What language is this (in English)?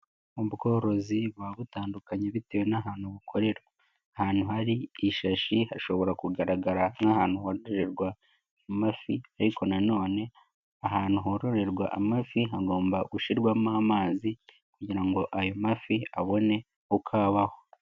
Kinyarwanda